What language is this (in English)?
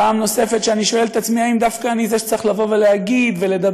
Hebrew